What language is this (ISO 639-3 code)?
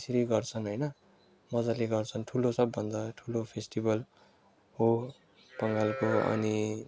nep